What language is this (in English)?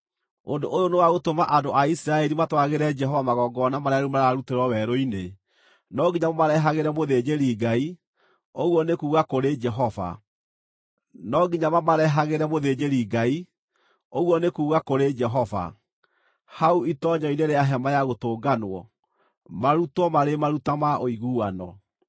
Kikuyu